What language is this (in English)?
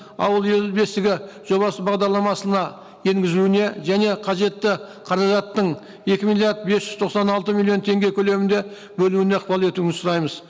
Kazakh